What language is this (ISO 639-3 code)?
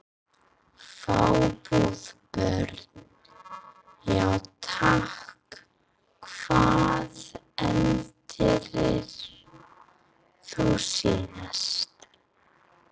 isl